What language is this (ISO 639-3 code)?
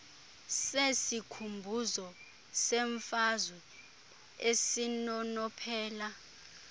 xho